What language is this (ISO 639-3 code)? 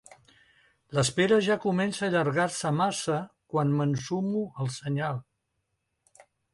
cat